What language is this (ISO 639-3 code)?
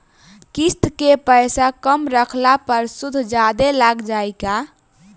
bho